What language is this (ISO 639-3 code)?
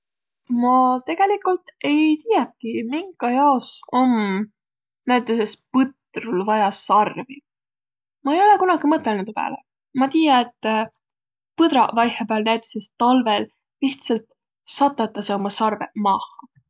vro